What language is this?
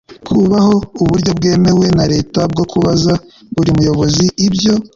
Kinyarwanda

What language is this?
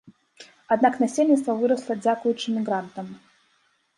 Belarusian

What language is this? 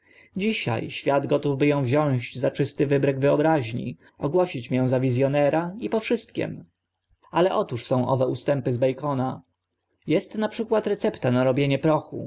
Polish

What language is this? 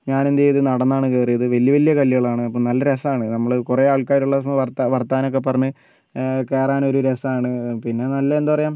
Malayalam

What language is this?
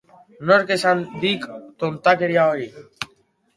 Basque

